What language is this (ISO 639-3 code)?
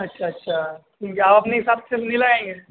urd